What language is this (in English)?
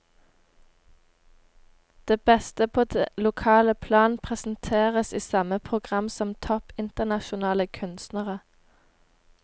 Norwegian